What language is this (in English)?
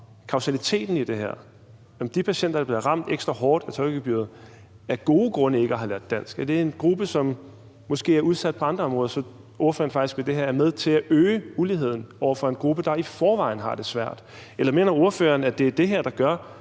Danish